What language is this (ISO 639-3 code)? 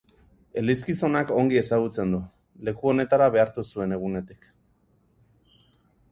eus